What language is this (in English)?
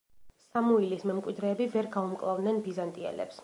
Georgian